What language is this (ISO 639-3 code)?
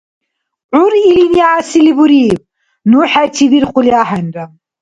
dar